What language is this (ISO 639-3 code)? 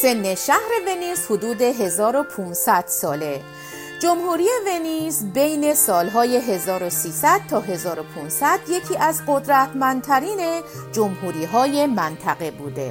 fas